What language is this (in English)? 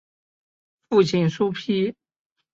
Chinese